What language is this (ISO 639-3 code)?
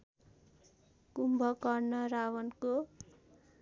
nep